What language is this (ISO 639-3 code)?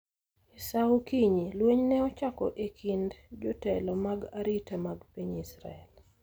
luo